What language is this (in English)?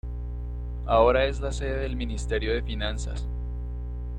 Spanish